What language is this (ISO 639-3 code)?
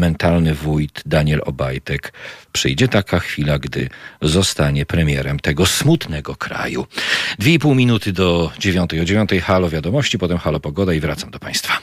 pol